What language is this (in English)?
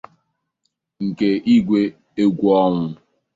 Igbo